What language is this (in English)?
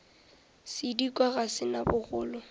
Northern Sotho